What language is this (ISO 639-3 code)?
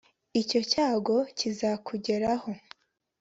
kin